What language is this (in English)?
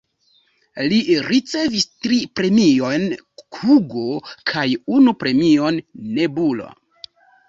Esperanto